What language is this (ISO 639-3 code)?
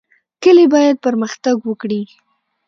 pus